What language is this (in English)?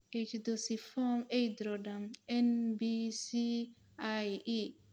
Somali